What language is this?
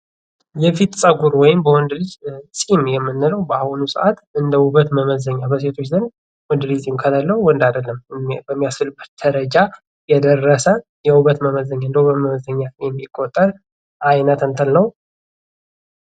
Amharic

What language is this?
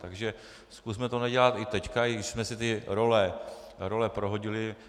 Czech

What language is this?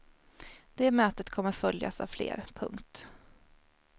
Swedish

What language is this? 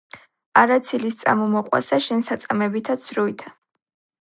Georgian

